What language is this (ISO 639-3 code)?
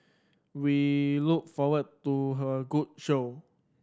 eng